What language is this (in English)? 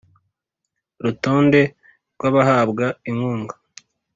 Kinyarwanda